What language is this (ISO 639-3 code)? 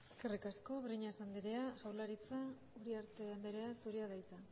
eus